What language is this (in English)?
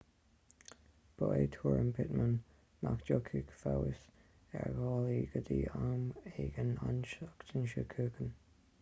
Irish